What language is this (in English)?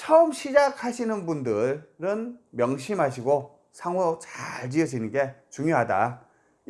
Korean